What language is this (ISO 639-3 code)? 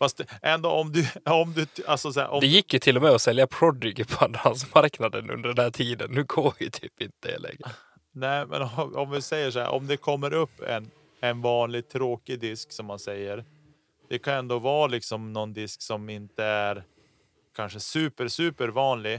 swe